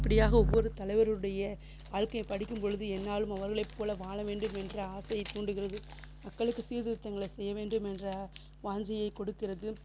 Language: Tamil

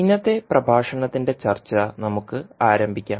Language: Malayalam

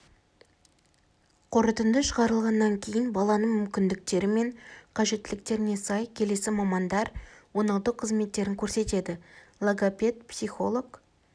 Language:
Kazakh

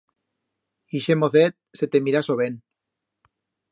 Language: Aragonese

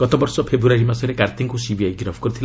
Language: Odia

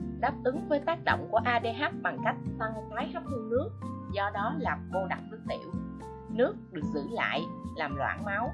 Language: Vietnamese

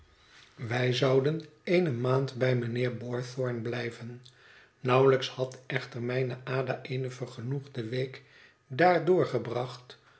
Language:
Dutch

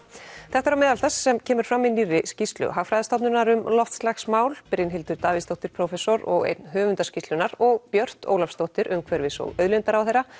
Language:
Icelandic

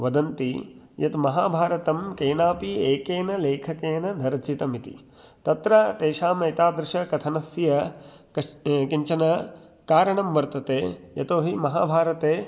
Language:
Sanskrit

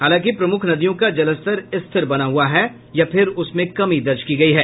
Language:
Hindi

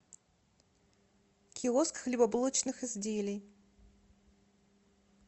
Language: Russian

